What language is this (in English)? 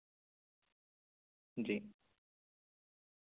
Urdu